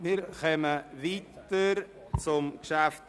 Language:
Swiss German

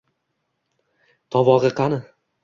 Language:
Uzbek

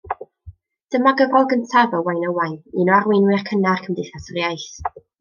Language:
Welsh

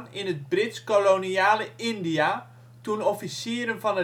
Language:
Dutch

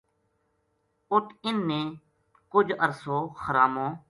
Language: Gujari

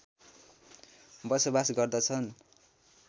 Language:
Nepali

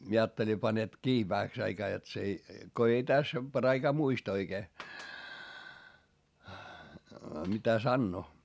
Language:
Finnish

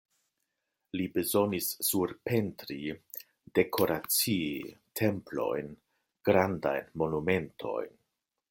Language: Esperanto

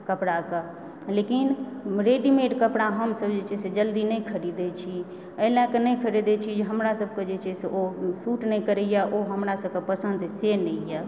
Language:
Maithili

